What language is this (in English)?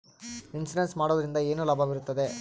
Kannada